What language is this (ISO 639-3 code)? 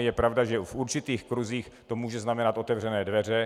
ces